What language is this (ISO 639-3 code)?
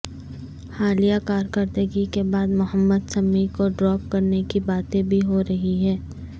urd